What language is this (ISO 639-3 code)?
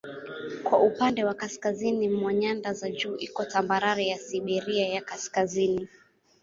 swa